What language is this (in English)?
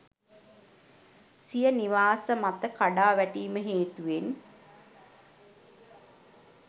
Sinhala